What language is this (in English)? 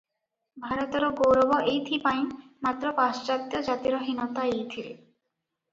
Odia